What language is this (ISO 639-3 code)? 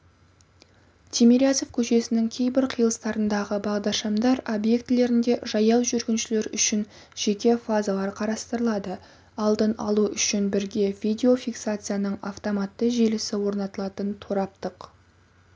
kaz